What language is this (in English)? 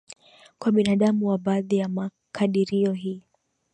Swahili